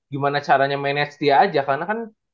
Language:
Indonesian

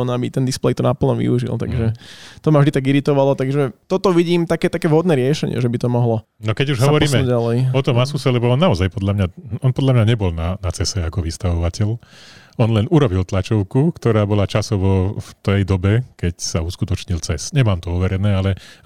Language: Slovak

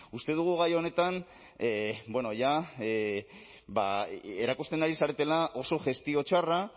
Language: Basque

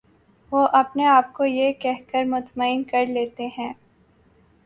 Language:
Urdu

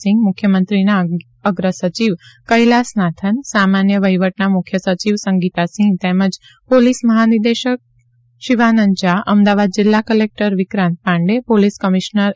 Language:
Gujarati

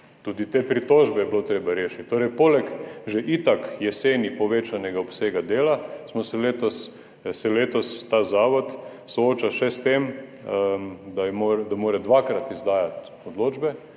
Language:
Slovenian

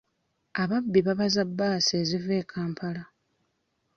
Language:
Ganda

